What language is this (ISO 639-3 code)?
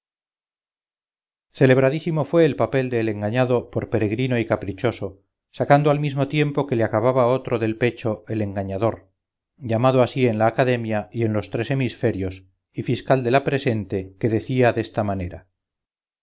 spa